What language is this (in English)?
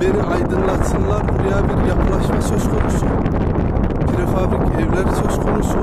Turkish